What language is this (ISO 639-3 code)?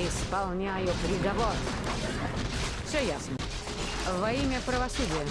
rus